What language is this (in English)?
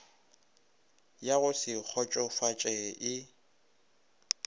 Northern Sotho